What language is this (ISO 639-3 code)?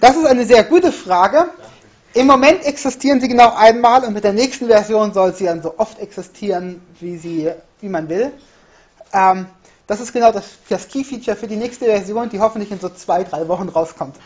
deu